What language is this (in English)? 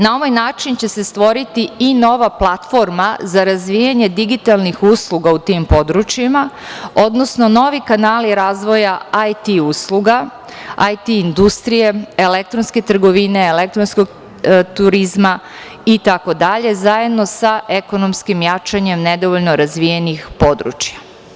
Serbian